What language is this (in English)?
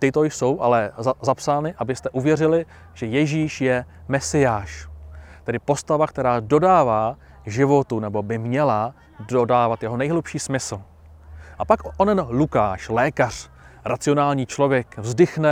Czech